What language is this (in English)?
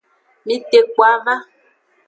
Aja (Benin)